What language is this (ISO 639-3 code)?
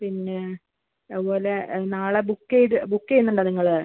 mal